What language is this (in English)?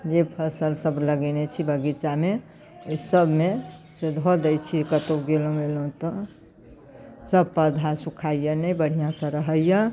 Maithili